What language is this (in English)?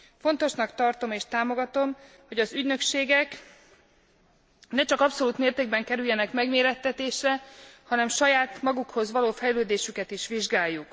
Hungarian